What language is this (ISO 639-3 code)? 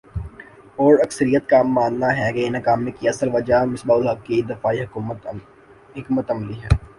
urd